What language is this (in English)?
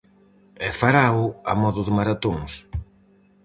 Galician